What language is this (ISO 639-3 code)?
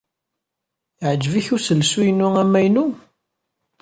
kab